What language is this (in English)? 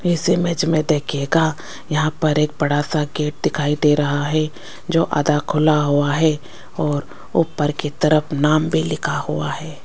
Hindi